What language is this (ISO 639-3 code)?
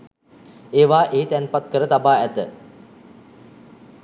sin